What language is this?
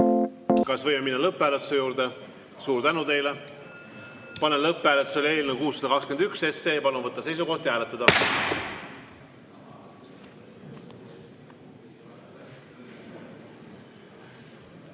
Estonian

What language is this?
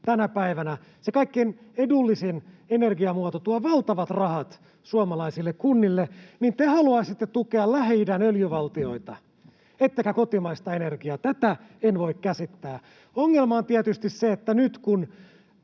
Finnish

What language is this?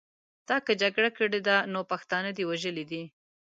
Pashto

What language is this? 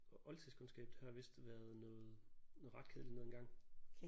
Danish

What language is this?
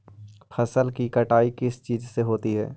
Magahi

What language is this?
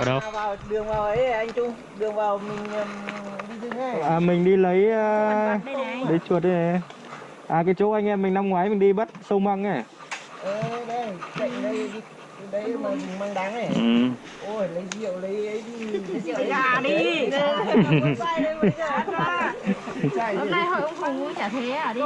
Vietnamese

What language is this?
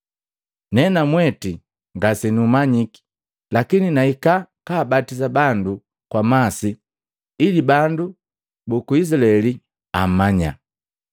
Matengo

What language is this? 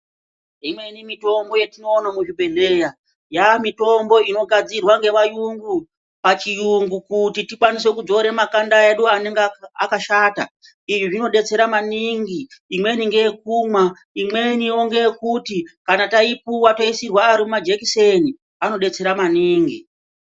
Ndau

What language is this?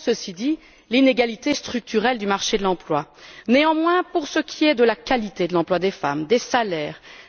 French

